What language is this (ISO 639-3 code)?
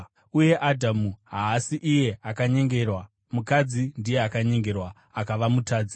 sna